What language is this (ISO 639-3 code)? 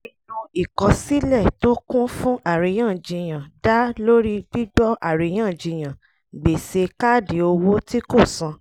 yor